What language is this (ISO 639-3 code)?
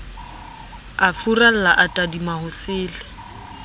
sot